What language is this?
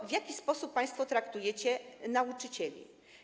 Polish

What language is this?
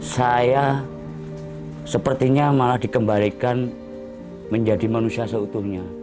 Indonesian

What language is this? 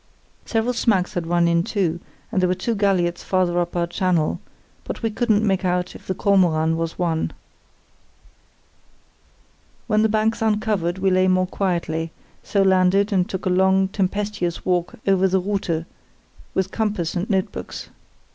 English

